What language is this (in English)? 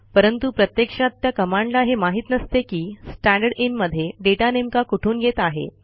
Marathi